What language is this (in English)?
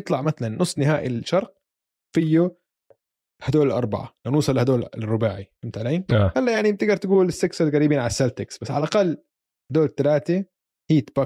Arabic